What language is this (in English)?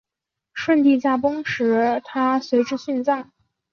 Chinese